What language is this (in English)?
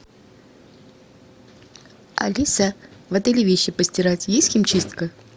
Russian